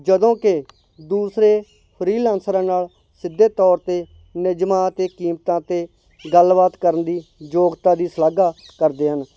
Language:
Punjabi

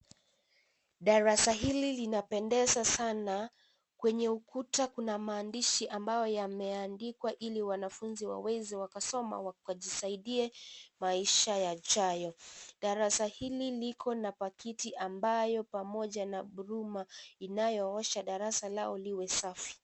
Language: Swahili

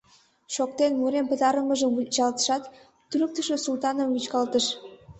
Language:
Mari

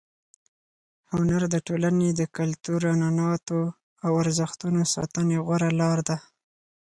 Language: Pashto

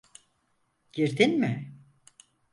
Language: Turkish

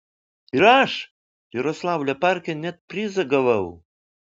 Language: Lithuanian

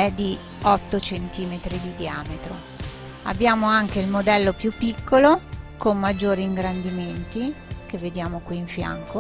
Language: Italian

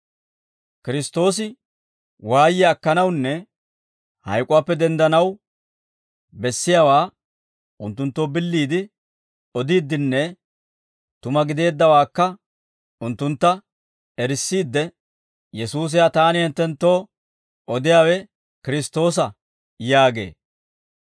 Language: Dawro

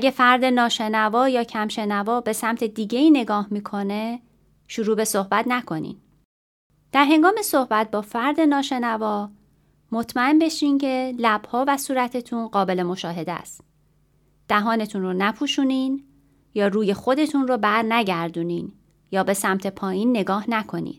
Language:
Persian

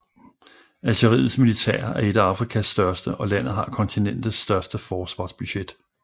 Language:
Danish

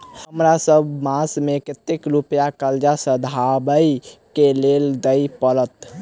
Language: Maithili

